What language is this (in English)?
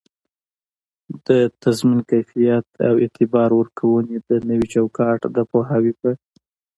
Pashto